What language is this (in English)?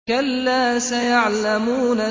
Arabic